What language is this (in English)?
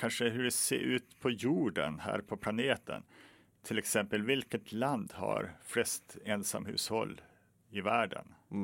Swedish